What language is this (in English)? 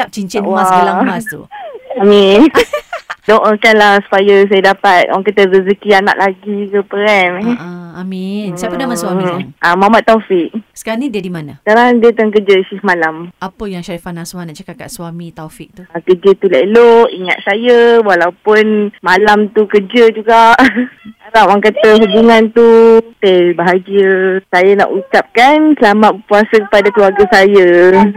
Malay